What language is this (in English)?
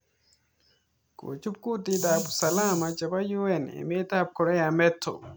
Kalenjin